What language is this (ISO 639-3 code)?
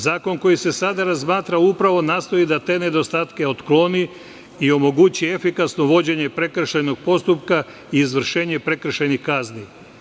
srp